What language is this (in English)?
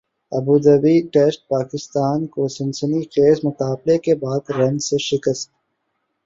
Urdu